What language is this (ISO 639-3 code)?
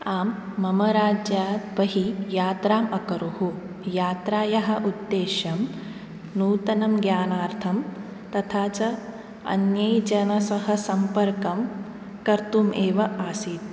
san